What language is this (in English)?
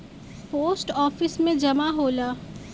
Bhojpuri